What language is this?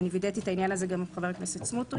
Hebrew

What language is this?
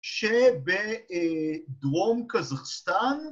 Hebrew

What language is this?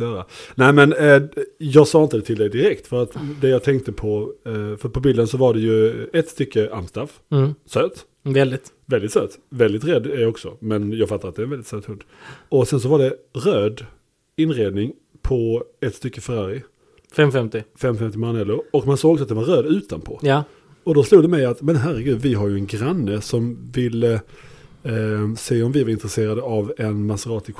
Swedish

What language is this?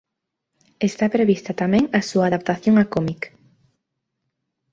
Galician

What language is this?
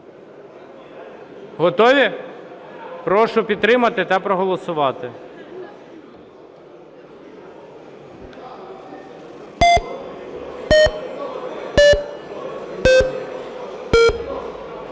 Ukrainian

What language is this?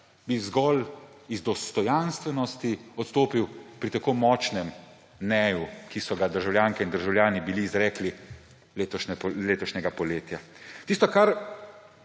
Slovenian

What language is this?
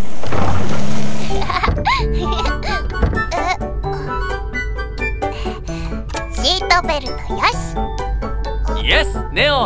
Japanese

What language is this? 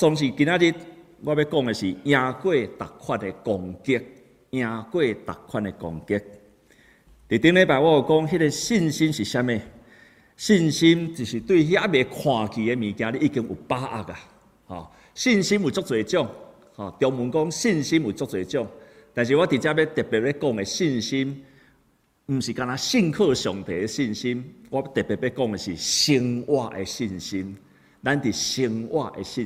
Chinese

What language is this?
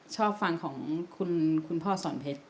Thai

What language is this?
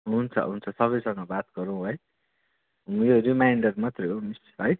Nepali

